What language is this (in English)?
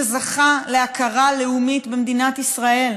Hebrew